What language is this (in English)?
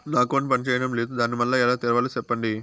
Telugu